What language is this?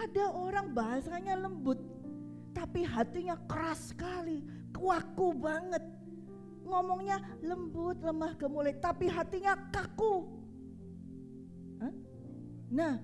Indonesian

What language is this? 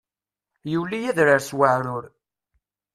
Kabyle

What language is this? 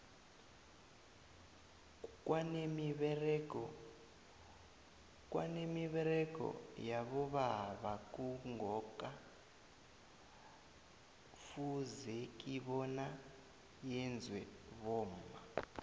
South Ndebele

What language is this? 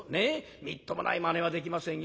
Japanese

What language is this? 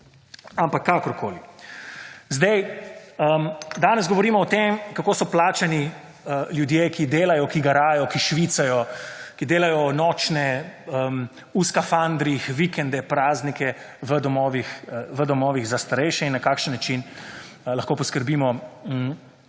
Slovenian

